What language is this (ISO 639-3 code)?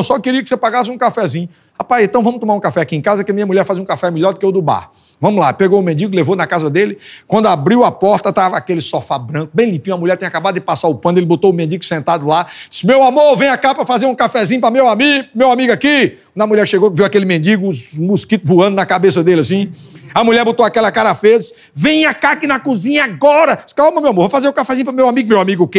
por